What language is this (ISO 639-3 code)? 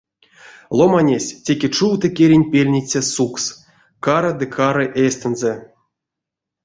myv